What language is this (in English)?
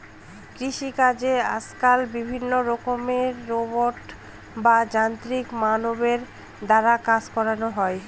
Bangla